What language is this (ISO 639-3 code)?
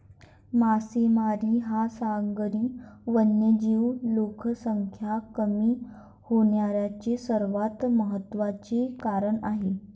mar